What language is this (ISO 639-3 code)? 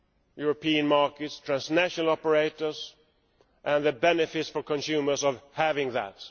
eng